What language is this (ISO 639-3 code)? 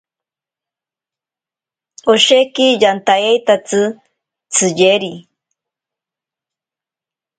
prq